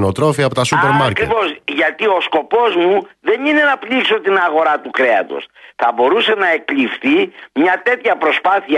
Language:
Greek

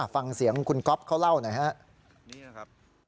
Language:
Thai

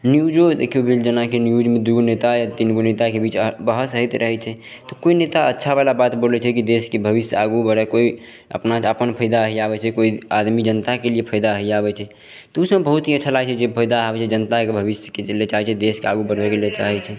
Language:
Maithili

